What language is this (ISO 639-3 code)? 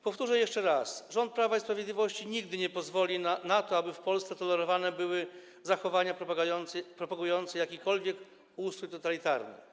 pol